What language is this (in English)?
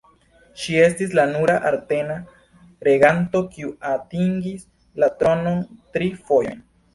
Esperanto